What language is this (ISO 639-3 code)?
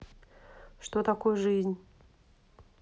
rus